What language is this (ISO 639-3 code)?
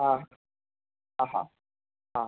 snd